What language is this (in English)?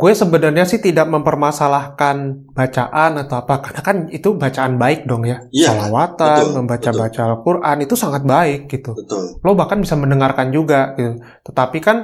Indonesian